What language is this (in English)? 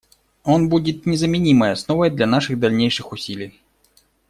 Russian